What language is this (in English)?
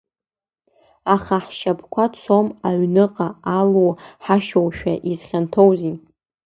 Abkhazian